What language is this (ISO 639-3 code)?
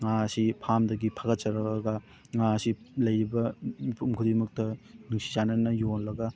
mni